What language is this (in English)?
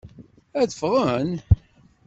Kabyle